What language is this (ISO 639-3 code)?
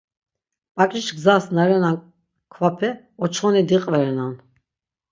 lzz